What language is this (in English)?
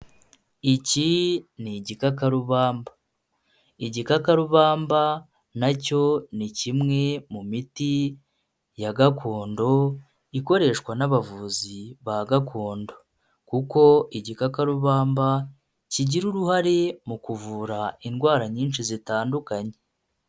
Kinyarwanda